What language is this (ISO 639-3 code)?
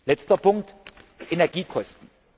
deu